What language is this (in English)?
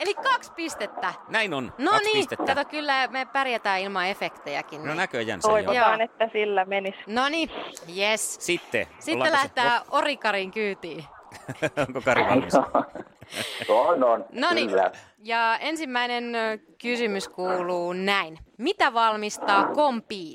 Finnish